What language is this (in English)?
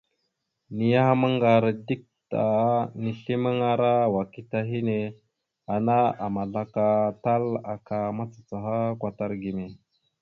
Mada (Cameroon)